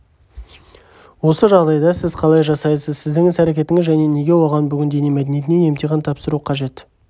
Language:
Kazakh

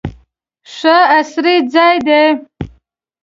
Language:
Pashto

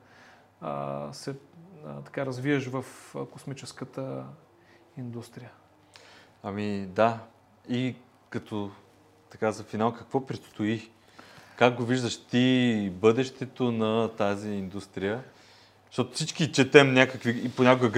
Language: Bulgarian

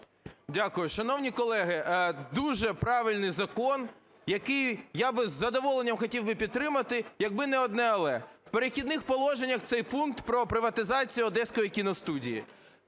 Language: Ukrainian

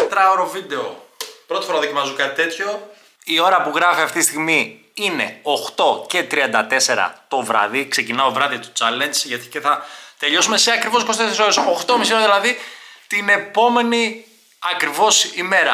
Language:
Greek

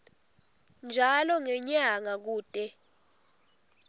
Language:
Swati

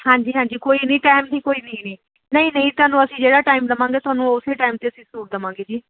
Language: Punjabi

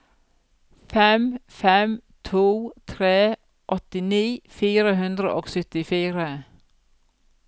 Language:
Norwegian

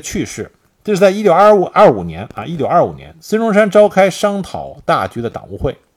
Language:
Chinese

